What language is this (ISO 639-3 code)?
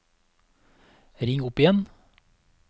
nor